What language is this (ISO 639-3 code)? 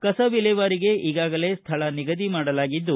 kan